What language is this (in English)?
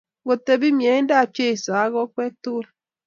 Kalenjin